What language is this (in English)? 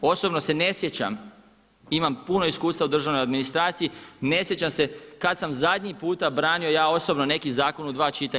Croatian